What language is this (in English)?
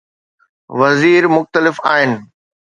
Sindhi